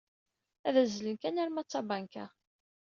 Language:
Kabyle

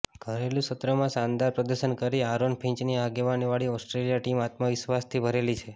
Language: Gujarati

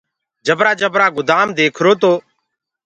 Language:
Gurgula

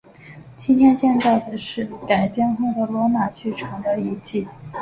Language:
Chinese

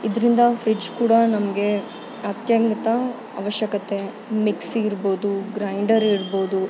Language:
Kannada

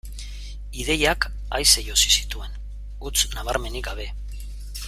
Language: Basque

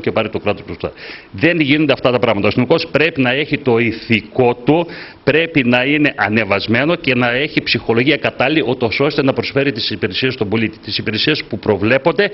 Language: Greek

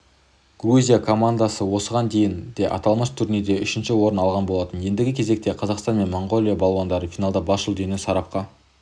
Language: Kazakh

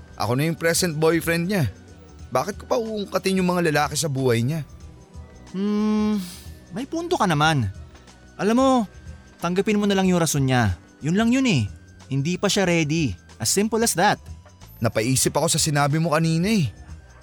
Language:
Filipino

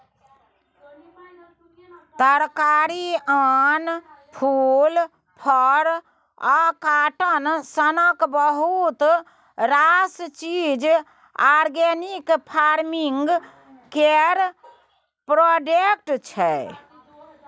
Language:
Maithili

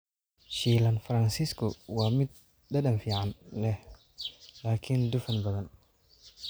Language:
Somali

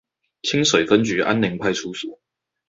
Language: Chinese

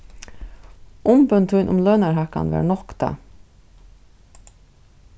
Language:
Faroese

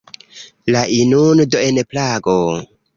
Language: Esperanto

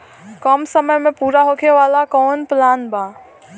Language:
Bhojpuri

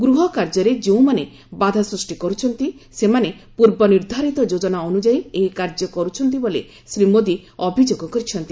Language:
Odia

